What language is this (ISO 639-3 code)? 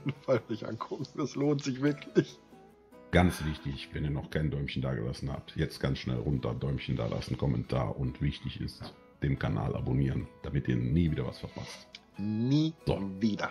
deu